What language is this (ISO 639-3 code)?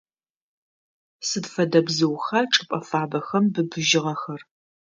ady